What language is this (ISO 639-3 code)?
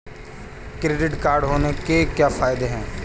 hin